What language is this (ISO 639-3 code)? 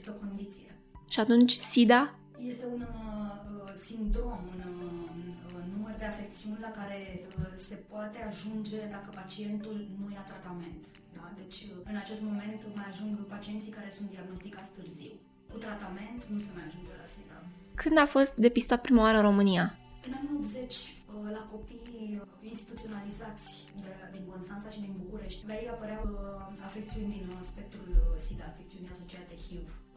ron